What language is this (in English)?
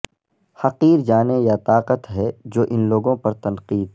Urdu